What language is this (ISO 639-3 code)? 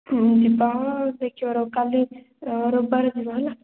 ori